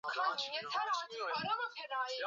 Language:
Swahili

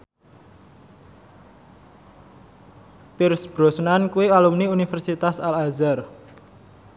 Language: Javanese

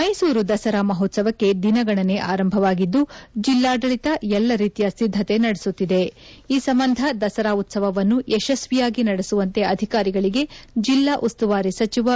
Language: Kannada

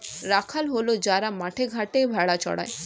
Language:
Bangla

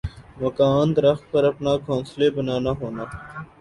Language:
Urdu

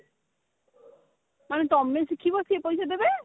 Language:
Odia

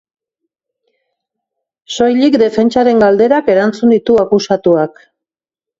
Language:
Basque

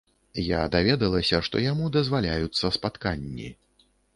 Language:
Belarusian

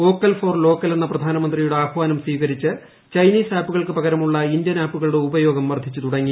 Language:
Malayalam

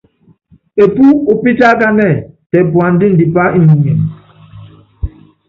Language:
Yangben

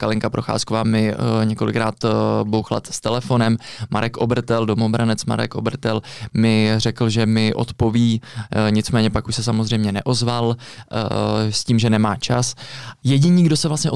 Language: Czech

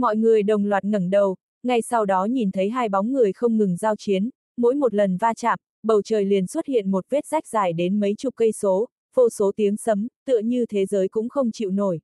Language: Vietnamese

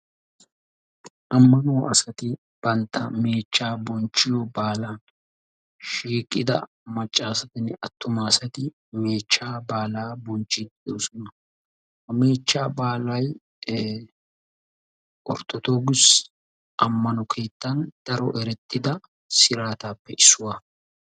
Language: Wolaytta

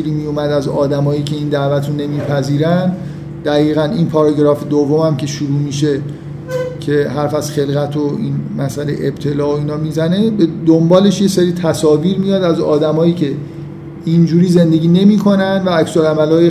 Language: Persian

